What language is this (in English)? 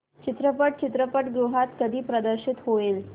Marathi